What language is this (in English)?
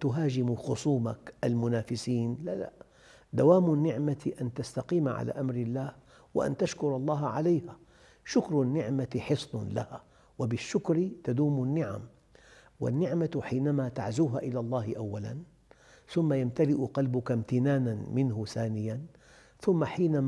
Arabic